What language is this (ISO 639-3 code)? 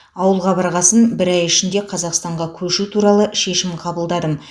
kaz